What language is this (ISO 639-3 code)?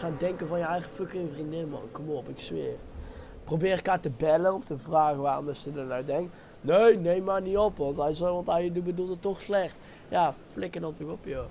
nld